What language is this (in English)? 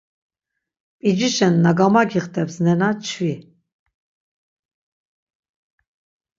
Laz